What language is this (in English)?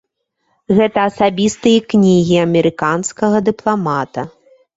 Belarusian